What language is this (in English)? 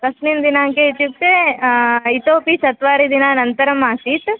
Sanskrit